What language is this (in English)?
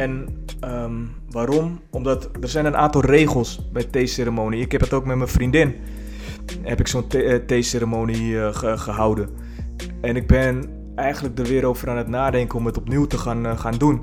Dutch